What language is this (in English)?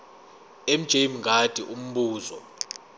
Zulu